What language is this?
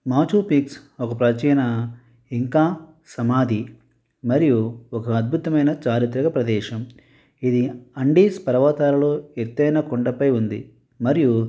Telugu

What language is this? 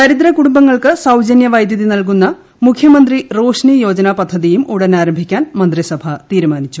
Malayalam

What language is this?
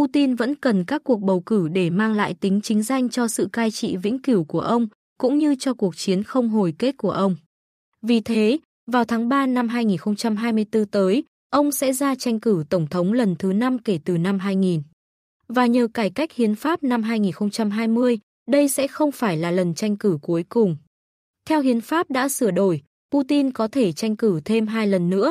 Vietnamese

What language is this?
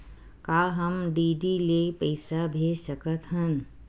Chhattisgarhi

